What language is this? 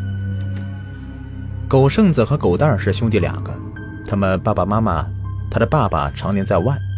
Chinese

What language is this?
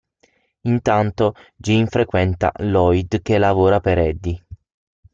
Italian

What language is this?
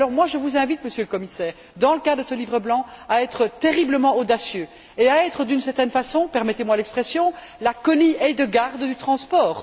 French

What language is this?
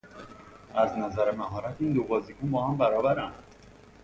Persian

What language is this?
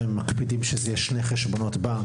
Hebrew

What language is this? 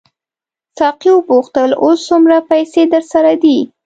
Pashto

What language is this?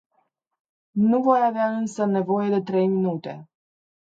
Romanian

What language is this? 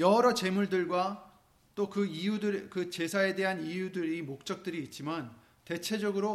Korean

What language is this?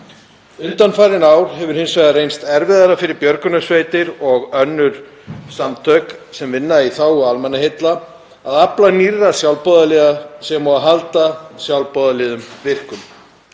Icelandic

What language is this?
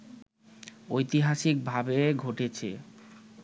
Bangla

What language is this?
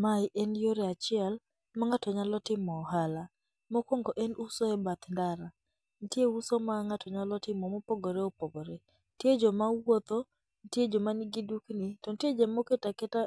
Luo (Kenya and Tanzania)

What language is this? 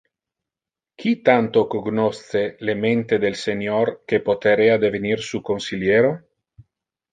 Interlingua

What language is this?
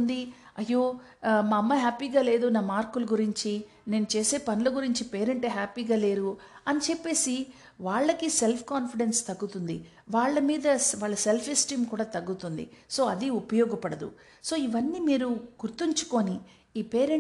Telugu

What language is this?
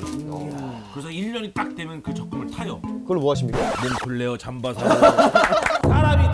Korean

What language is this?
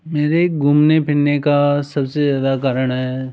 Hindi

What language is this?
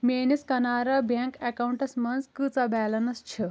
Kashmiri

